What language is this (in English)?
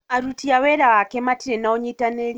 Kikuyu